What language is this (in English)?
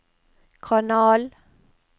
Norwegian